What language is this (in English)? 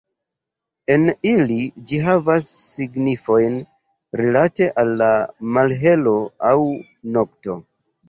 Esperanto